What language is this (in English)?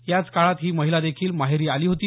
Marathi